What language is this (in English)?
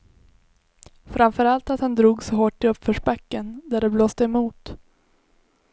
Swedish